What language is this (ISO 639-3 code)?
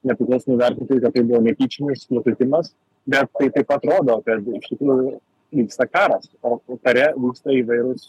lit